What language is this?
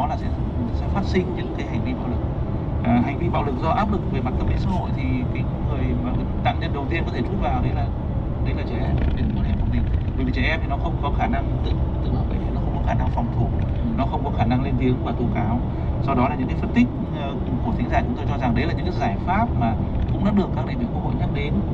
Vietnamese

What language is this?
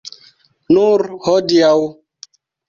Esperanto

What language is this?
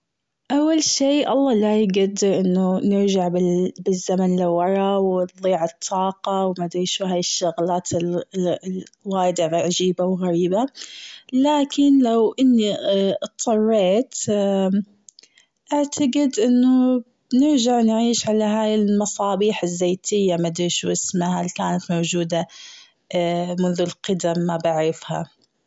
Gulf Arabic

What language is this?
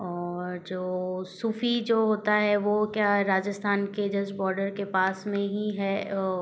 Hindi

